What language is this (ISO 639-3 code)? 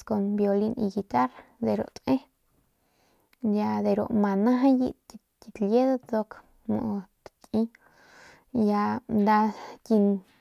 pmq